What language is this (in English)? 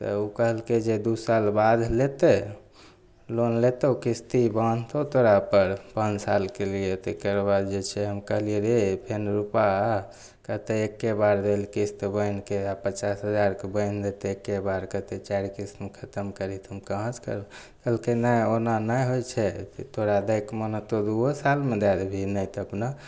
Maithili